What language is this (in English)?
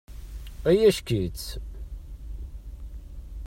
Kabyle